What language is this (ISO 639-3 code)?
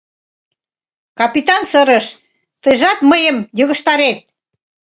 chm